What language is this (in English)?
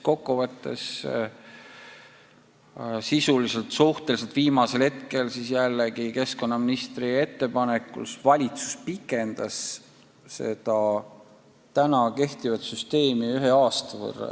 Estonian